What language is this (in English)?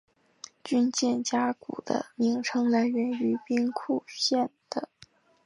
Chinese